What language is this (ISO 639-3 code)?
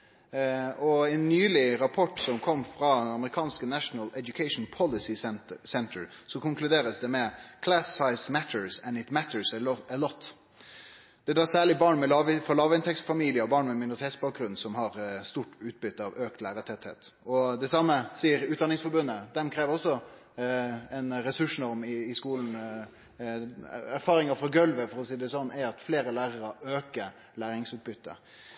nno